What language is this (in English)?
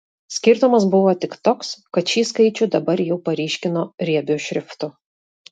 Lithuanian